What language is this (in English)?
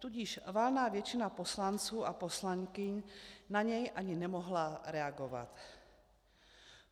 Czech